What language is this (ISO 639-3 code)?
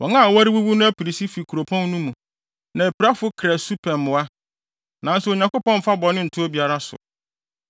aka